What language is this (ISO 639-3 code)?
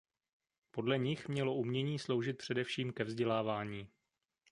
ces